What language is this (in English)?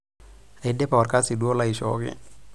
Masai